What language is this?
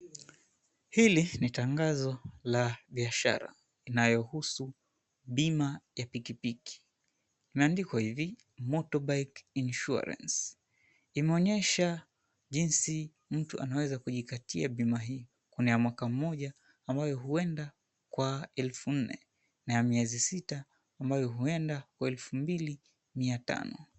Swahili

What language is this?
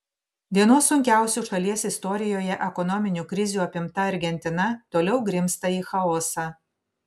Lithuanian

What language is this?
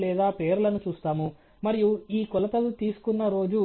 Telugu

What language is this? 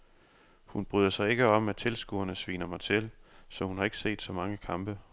Danish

